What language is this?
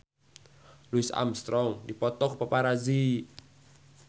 Sundanese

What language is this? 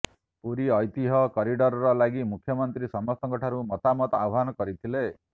Odia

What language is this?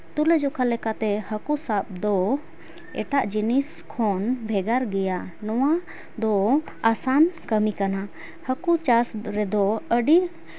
Santali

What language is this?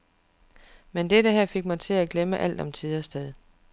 Danish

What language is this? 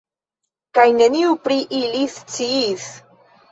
Esperanto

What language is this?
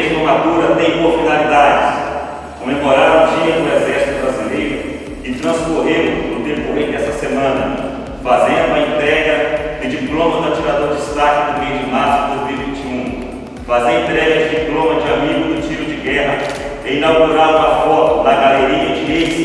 Portuguese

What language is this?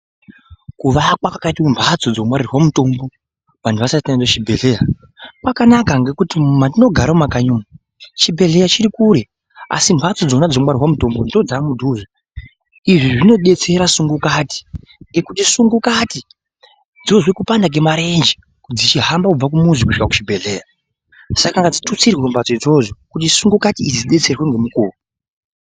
Ndau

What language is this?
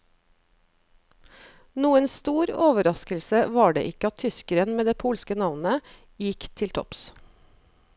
Norwegian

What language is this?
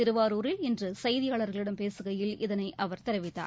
Tamil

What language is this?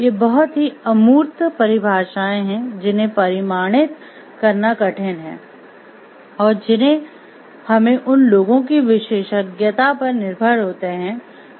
Hindi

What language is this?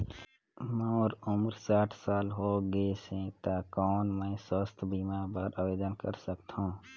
Chhattisgarhi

